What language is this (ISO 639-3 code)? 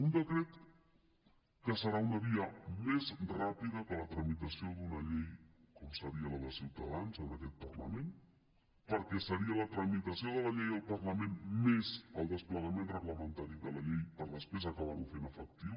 cat